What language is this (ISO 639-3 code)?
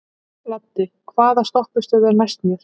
isl